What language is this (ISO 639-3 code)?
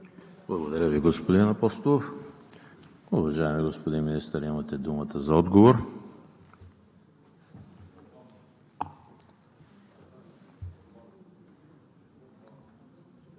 bul